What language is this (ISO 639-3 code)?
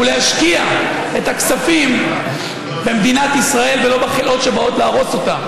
heb